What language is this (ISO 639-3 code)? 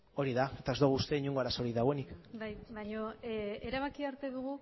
eus